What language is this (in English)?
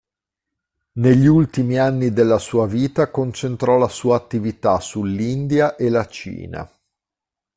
Italian